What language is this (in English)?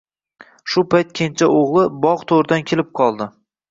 Uzbek